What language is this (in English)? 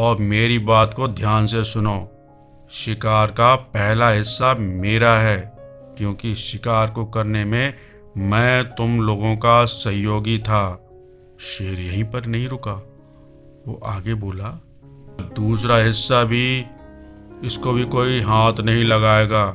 Hindi